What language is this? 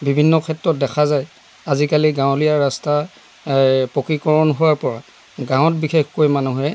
Assamese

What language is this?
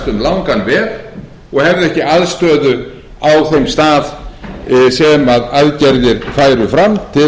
Icelandic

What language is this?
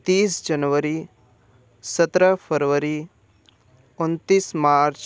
Hindi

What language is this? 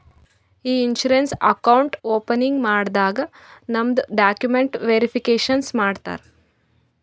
Kannada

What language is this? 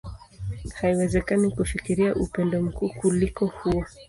Swahili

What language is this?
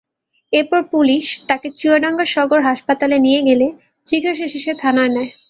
Bangla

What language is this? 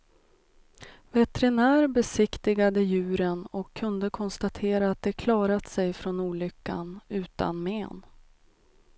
Swedish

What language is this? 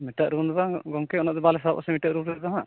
Santali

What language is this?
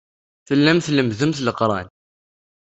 Kabyle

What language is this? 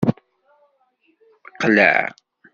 Kabyle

